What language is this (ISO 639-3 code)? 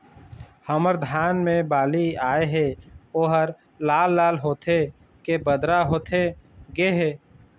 hne